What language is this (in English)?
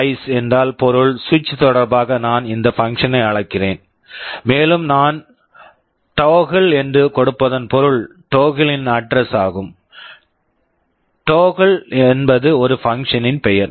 Tamil